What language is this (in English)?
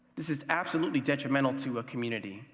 English